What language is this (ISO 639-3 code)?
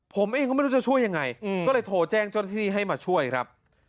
tha